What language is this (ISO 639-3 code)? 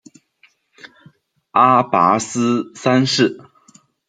zho